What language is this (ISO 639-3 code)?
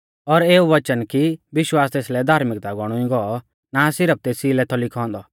bfz